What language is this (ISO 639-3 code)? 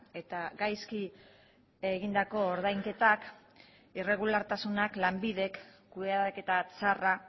eus